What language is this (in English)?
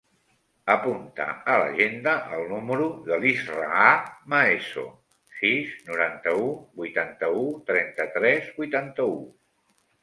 Catalan